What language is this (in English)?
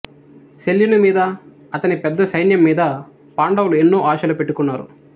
Telugu